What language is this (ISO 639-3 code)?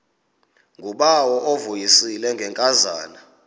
xho